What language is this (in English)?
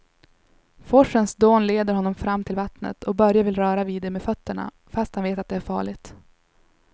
Swedish